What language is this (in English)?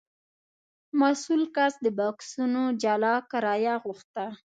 Pashto